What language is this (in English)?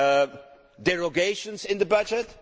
English